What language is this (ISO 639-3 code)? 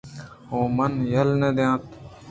bgp